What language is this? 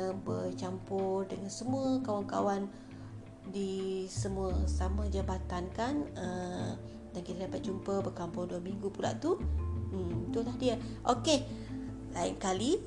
Malay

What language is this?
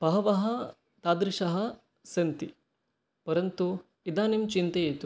Sanskrit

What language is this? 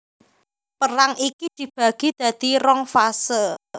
Javanese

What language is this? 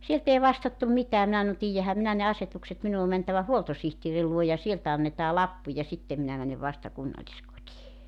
Finnish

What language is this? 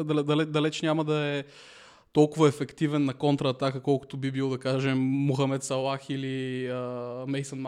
Bulgarian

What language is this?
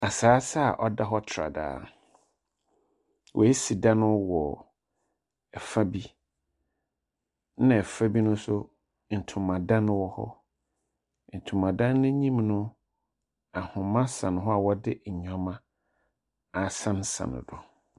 Akan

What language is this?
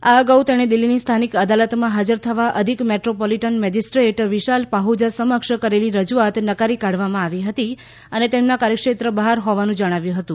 Gujarati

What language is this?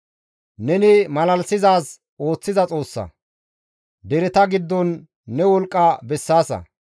Gamo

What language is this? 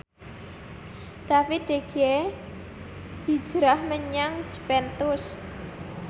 Javanese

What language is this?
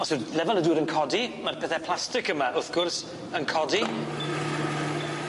Welsh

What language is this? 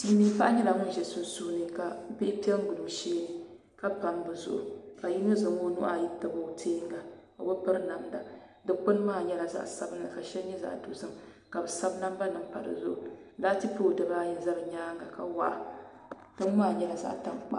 Dagbani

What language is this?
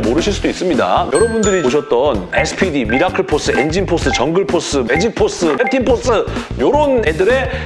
Korean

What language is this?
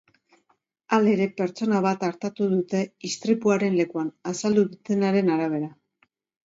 Basque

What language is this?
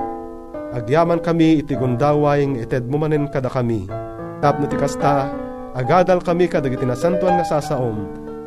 Filipino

